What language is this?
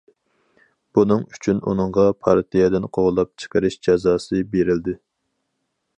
Uyghur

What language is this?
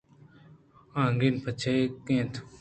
Eastern Balochi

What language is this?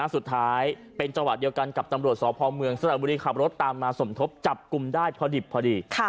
Thai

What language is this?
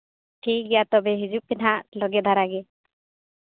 Santali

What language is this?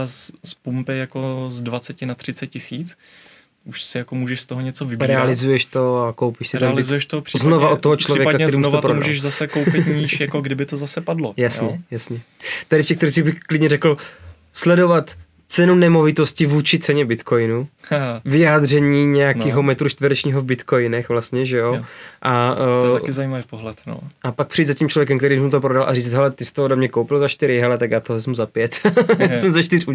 Czech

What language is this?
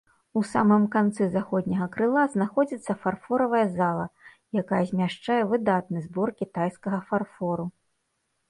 Belarusian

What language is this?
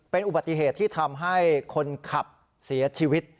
Thai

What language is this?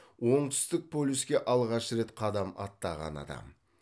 Kazakh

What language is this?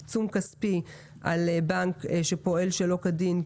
Hebrew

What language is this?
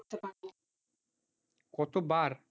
Bangla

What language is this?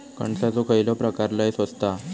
Marathi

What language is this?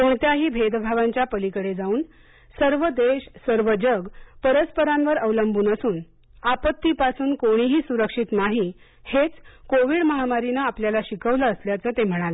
Marathi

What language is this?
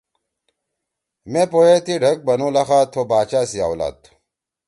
Torwali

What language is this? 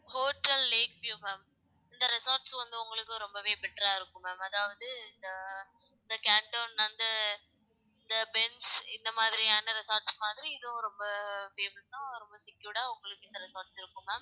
Tamil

